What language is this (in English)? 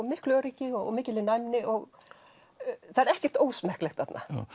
Icelandic